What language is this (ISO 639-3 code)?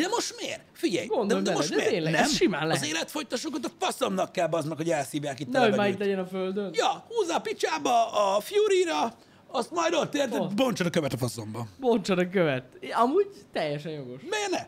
hun